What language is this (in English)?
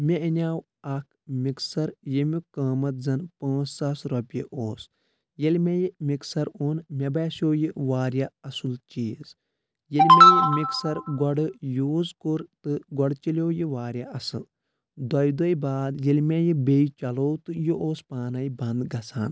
Kashmiri